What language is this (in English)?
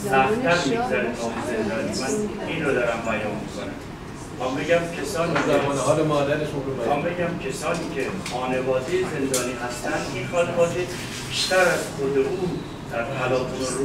Persian